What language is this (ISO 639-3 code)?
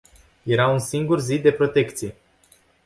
ron